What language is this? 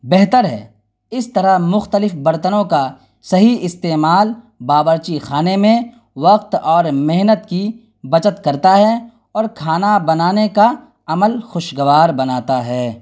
Urdu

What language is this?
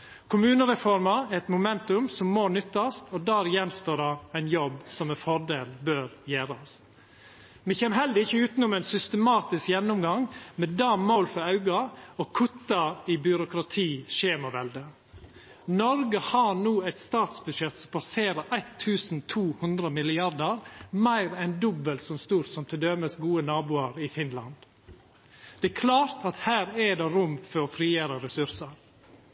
Norwegian Nynorsk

